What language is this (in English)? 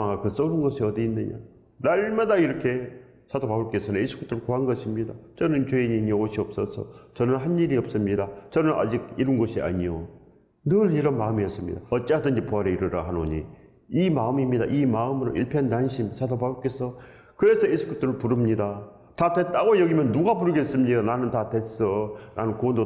Korean